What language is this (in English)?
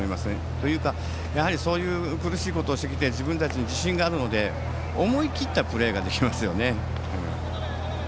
Japanese